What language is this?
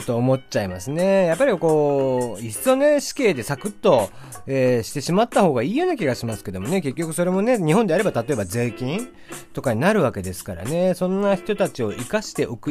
Japanese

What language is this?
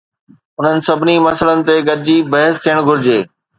Sindhi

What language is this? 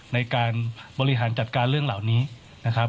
Thai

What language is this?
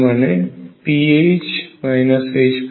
Bangla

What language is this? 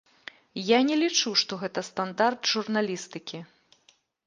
Belarusian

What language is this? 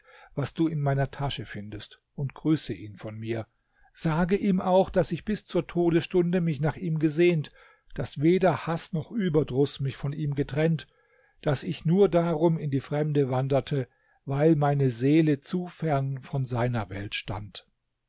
German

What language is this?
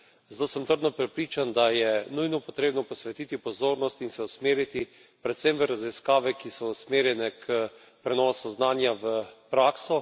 Slovenian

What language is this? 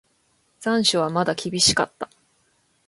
Japanese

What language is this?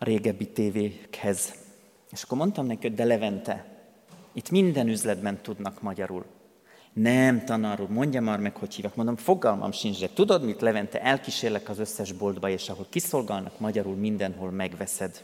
Hungarian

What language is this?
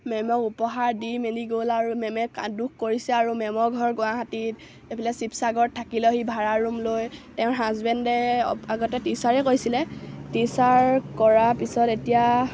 Assamese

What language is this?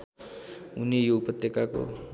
Nepali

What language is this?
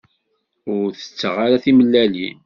Kabyle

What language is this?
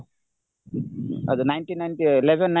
Odia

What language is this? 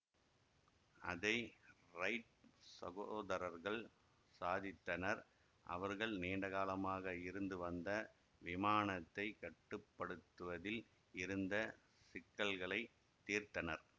Tamil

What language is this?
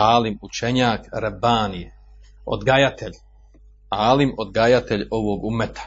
Croatian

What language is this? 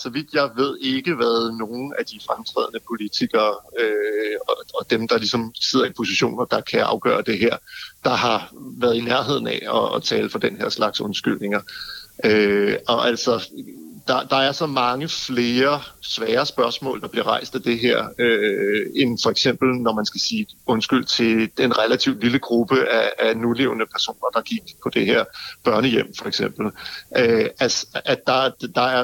Danish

